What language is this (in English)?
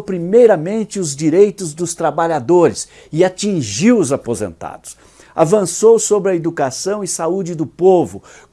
Portuguese